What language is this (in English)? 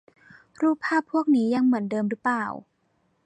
Thai